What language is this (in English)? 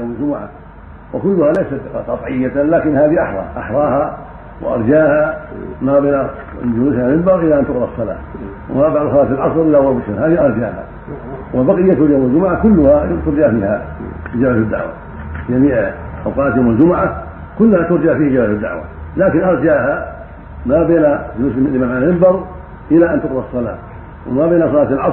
Arabic